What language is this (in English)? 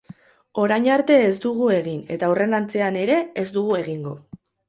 Basque